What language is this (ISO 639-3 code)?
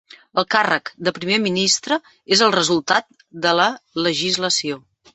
cat